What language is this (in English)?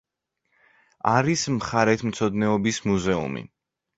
Georgian